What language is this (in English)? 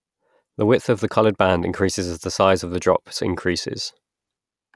English